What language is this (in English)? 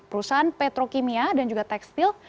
Indonesian